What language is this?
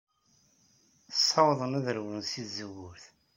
Kabyle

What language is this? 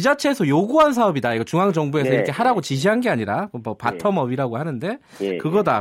Korean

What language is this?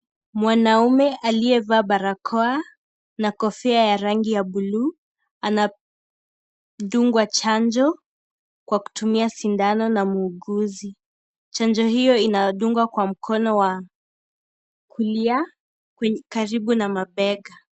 Swahili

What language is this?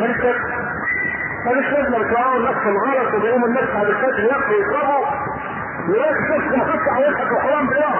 Arabic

